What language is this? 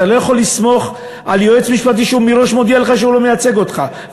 Hebrew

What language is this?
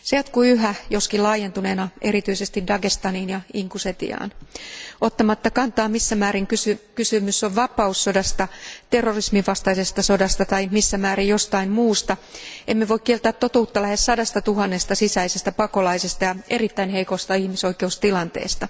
Finnish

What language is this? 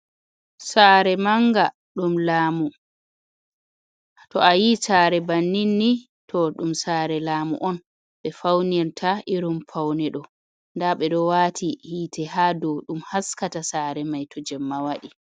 Fula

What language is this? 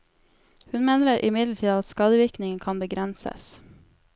Norwegian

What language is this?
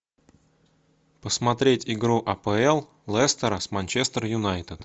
Russian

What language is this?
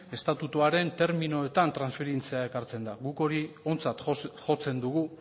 Basque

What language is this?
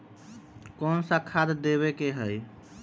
Magahi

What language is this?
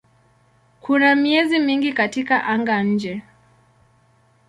Swahili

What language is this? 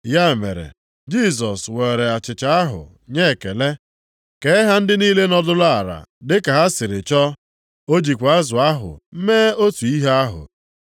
Igbo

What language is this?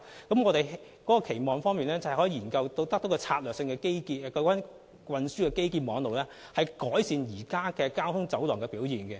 Cantonese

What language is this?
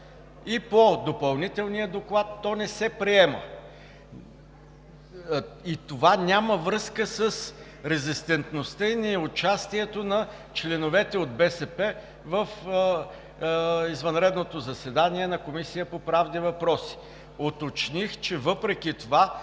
Bulgarian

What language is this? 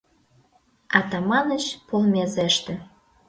Mari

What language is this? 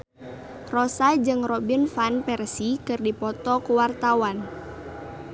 Sundanese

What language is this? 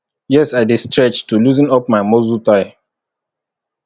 Nigerian Pidgin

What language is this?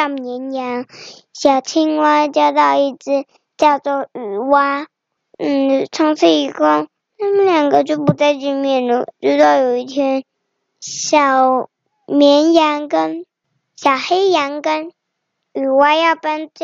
Chinese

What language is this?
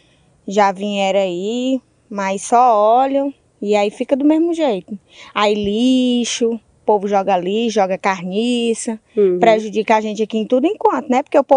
Portuguese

